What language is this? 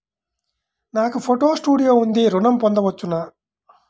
Telugu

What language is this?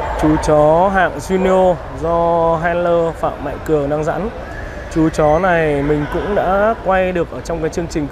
Vietnamese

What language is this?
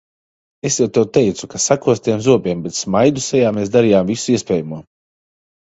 Latvian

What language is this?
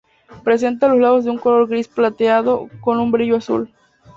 Spanish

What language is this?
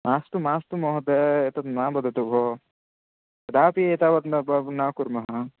Sanskrit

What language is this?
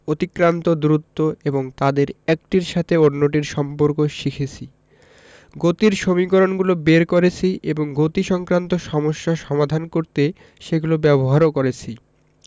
Bangla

